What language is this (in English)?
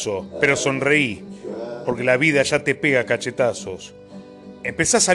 Spanish